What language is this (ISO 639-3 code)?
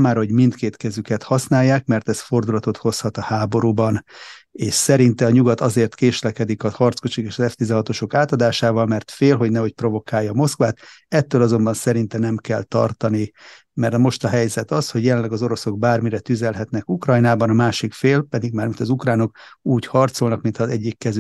hun